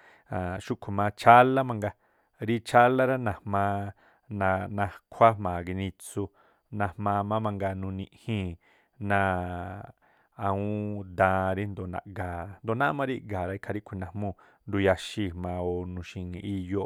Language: Tlacoapa Me'phaa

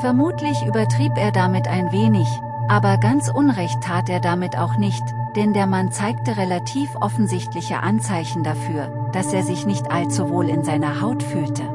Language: German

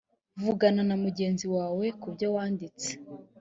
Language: Kinyarwanda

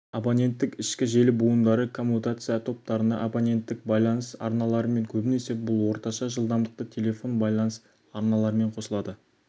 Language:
Kazakh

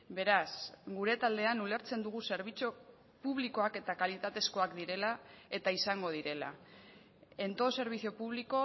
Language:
Basque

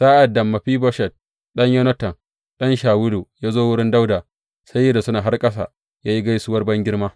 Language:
Hausa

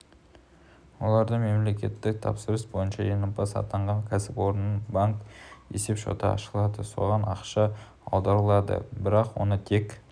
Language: Kazakh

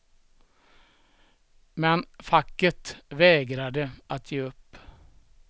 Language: Swedish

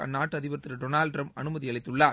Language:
Tamil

